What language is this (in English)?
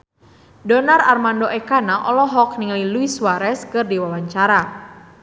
Sundanese